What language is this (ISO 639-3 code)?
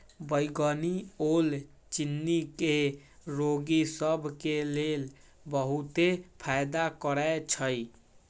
mag